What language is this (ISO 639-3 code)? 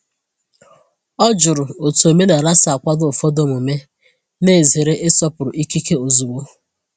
ibo